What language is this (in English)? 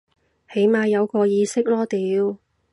Cantonese